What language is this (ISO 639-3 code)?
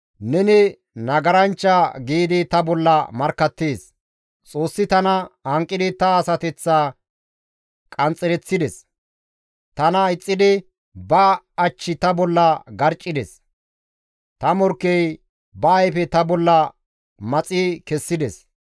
gmv